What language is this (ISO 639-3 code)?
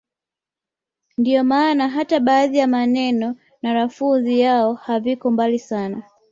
swa